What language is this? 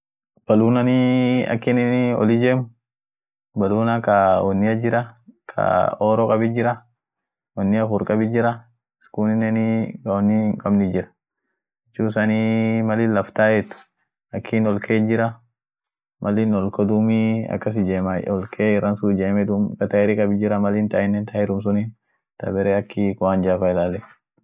Orma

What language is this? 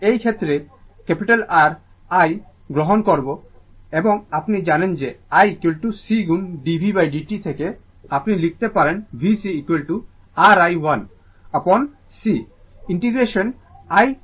Bangla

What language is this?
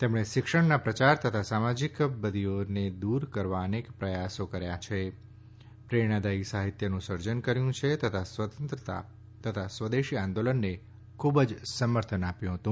Gujarati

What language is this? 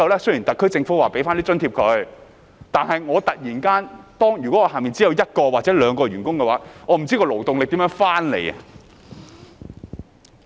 Cantonese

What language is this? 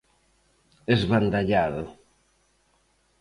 Galician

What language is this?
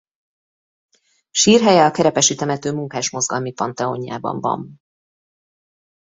Hungarian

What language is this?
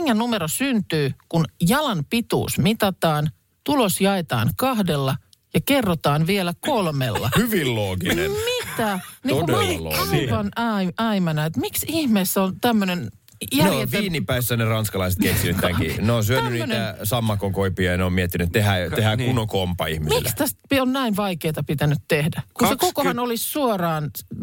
Finnish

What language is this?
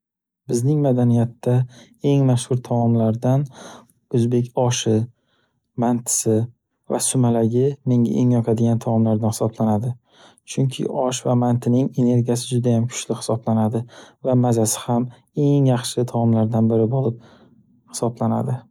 Uzbek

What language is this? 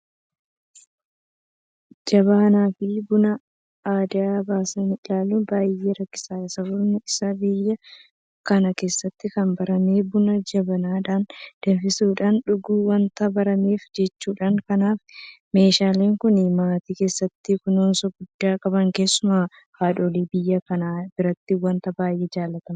Oromo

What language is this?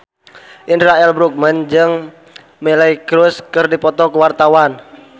Sundanese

